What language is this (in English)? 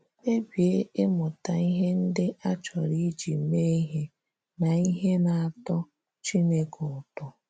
Igbo